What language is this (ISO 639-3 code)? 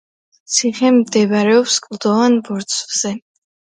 kat